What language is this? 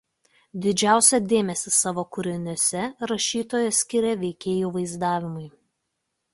Lithuanian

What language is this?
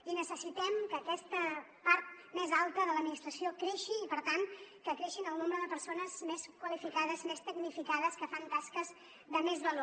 Catalan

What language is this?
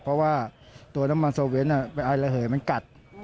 Thai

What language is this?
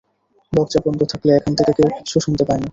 Bangla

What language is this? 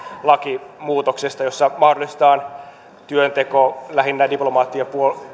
Finnish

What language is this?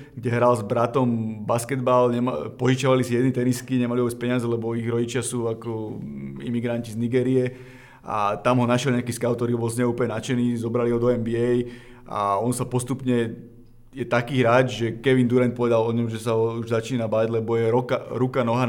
Slovak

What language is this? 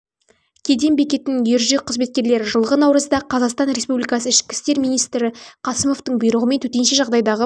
Kazakh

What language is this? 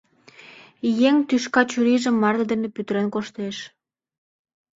Mari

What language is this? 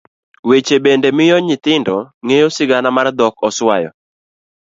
Luo (Kenya and Tanzania)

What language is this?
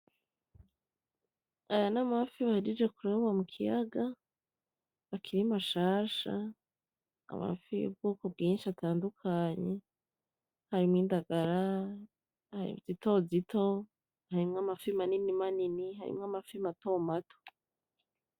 Rundi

